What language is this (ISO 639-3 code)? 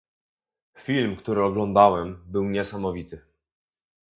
pol